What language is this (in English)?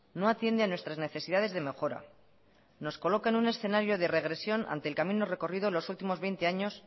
Spanish